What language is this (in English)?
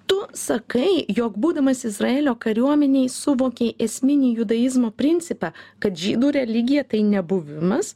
Lithuanian